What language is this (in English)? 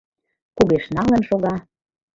Mari